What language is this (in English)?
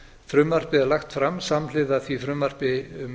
Icelandic